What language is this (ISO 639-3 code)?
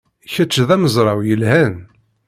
kab